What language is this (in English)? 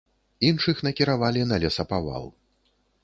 Belarusian